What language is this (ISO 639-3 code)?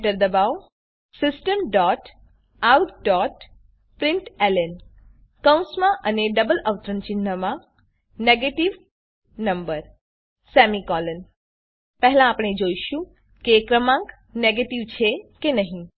guj